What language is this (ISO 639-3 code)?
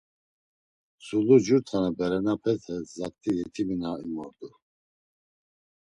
lzz